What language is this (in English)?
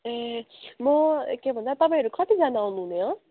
Nepali